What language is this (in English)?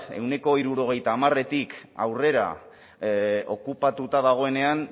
Basque